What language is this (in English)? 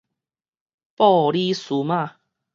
Min Nan Chinese